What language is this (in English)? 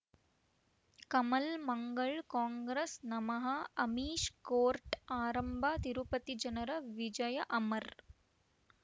Kannada